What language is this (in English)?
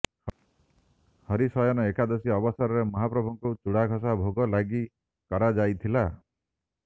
Odia